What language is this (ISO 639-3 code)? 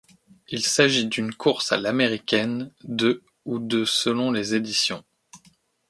fra